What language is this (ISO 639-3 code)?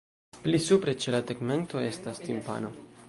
epo